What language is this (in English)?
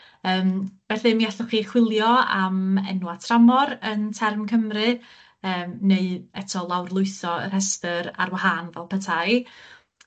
Welsh